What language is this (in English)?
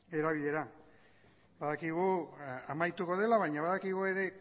Basque